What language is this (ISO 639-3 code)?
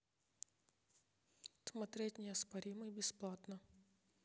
rus